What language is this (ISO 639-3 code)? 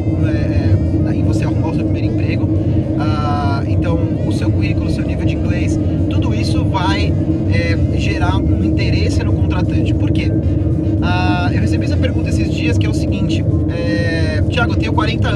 por